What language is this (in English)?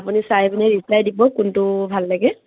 Assamese